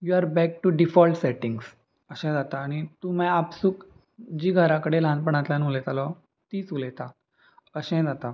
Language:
Konkani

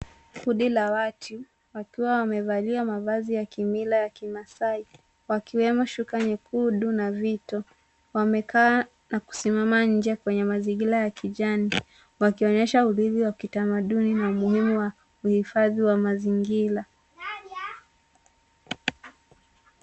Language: Swahili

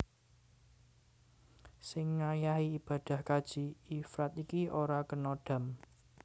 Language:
Javanese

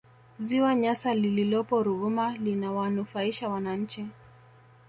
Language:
Swahili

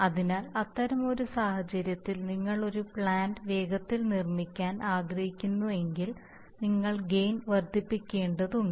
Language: Malayalam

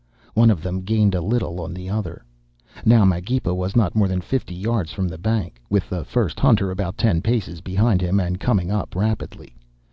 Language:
English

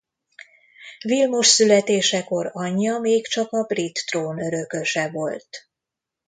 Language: Hungarian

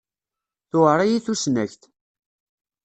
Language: Kabyle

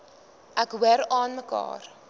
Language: Afrikaans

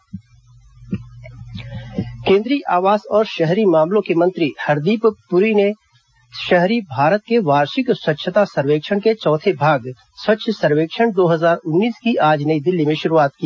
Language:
Hindi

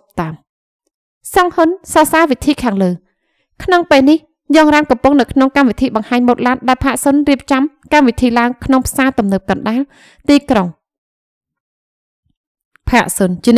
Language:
Vietnamese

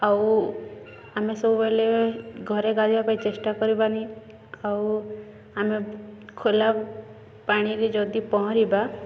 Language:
Odia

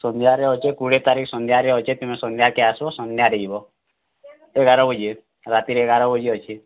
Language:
Odia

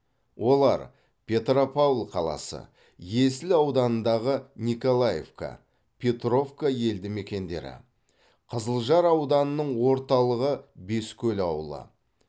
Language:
Kazakh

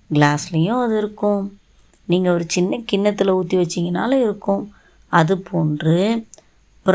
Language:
Tamil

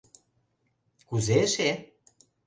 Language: Mari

